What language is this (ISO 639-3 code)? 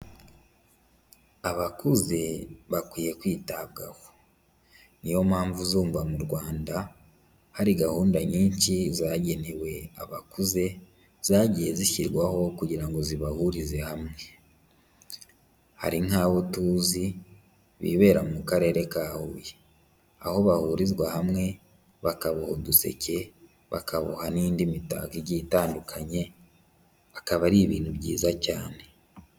kin